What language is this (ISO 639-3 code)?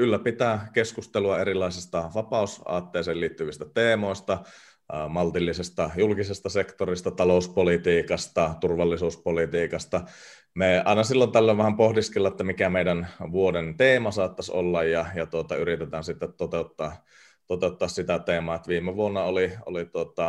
fin